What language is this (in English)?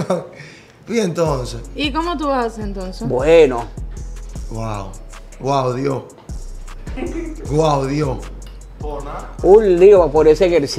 Spanish